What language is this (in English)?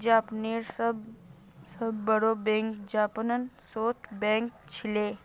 Magahi